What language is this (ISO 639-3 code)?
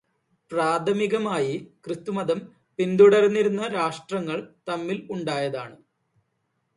mal